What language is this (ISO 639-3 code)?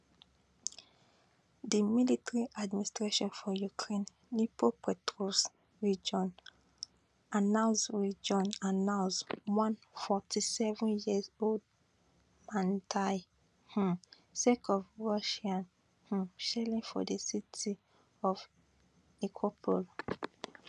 pcm